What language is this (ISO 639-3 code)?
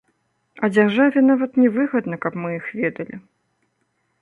bel